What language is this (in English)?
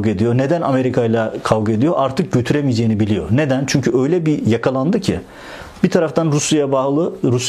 Turkish